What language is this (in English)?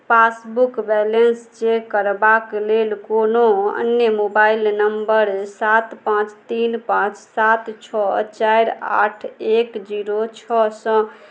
Maithili